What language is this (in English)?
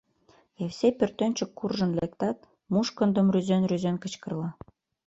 Mari